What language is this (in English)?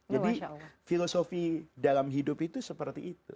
Indonesian